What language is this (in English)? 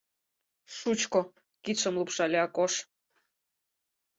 Mari